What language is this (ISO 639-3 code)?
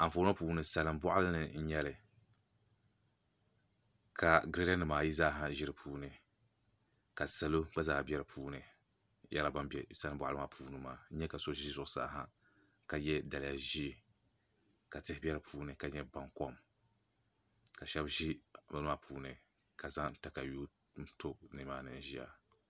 dag